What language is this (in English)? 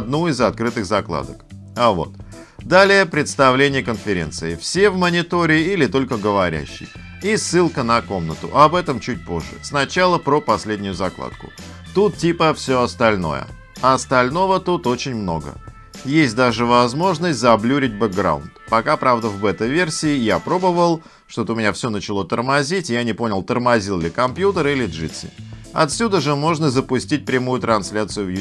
Russian